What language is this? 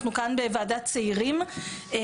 Hebrew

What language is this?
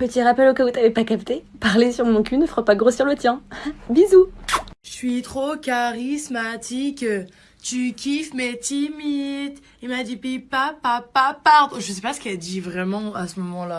French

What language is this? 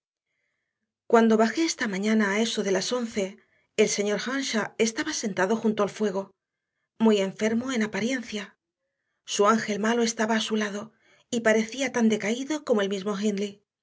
Spanish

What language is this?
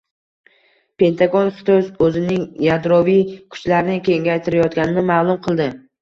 Uzbek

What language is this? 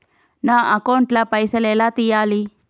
Telugu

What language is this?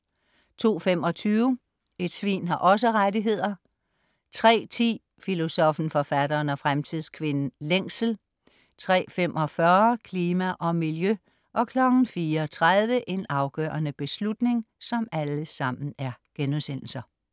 Danish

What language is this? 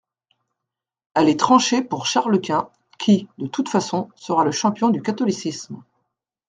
French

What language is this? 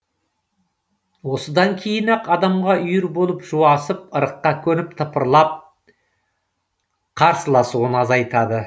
Kazakh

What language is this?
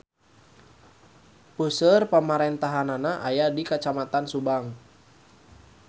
Sundanese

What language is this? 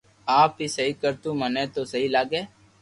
Loarki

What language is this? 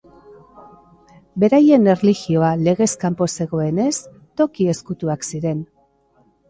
Basque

